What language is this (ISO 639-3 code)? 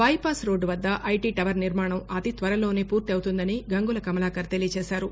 tel